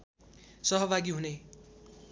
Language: Nepali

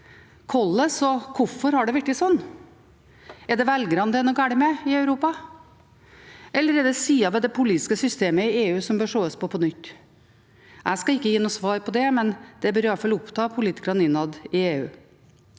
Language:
Norwegian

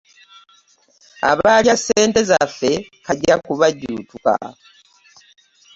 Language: Ganda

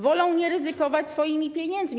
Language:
Polish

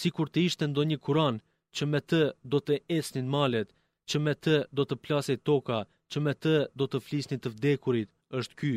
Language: Greek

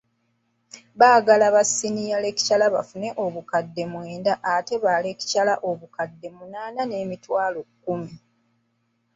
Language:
Ganda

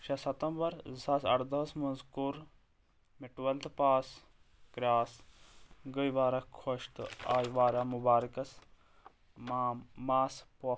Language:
Kashmiri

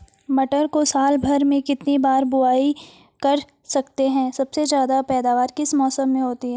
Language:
Hindi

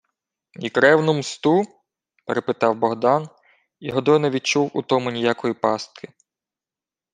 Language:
Ukrainian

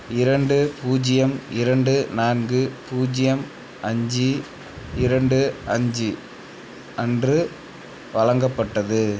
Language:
Tamil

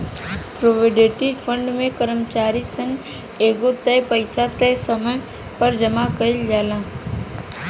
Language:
Bhojpuri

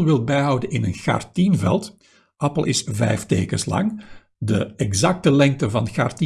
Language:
Dutch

